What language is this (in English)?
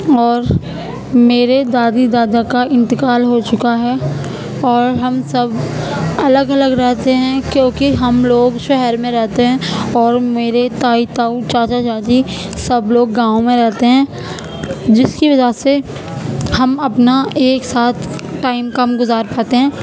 Urdu